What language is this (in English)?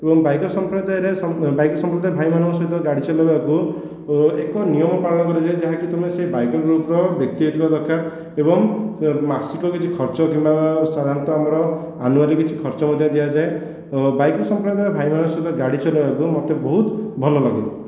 Odia